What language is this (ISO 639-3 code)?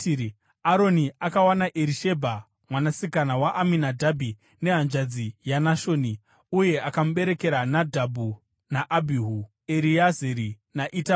sna